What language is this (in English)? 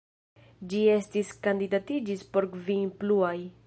Esperanto